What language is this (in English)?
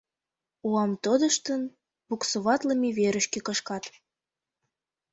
Mari